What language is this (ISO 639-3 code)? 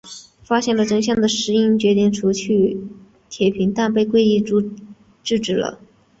zho